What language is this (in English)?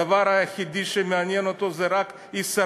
Hebrew